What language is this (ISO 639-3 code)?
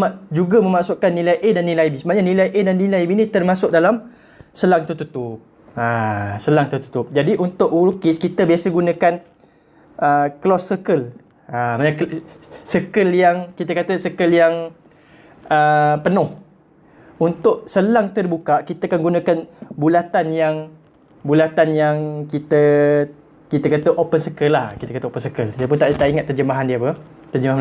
msa